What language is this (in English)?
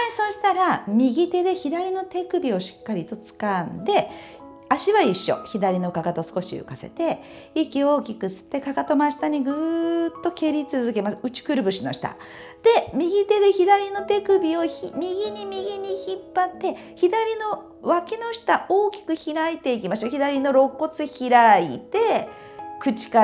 Japanese